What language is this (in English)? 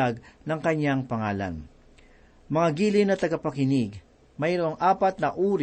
Filipino